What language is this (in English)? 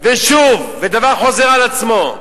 Hebrew